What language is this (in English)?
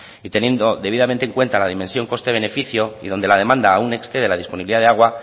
Spanish